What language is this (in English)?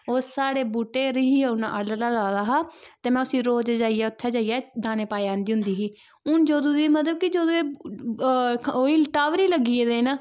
Dogri